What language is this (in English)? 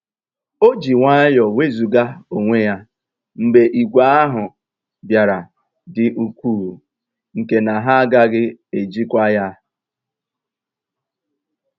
Igbo